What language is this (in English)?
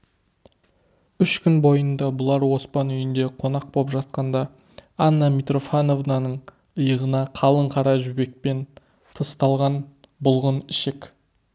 Kazakh